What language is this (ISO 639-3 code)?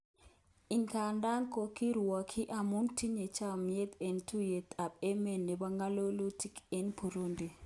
kln